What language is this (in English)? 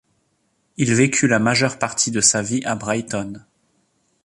French